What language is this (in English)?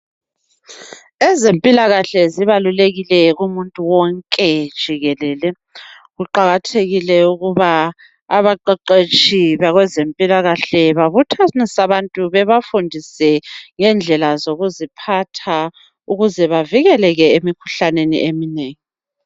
North Ndebele